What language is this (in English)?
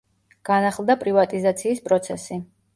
Georgian